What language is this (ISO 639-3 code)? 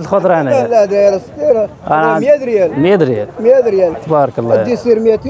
ara